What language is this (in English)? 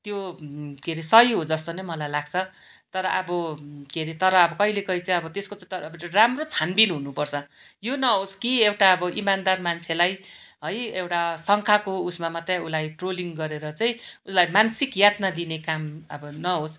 Nepali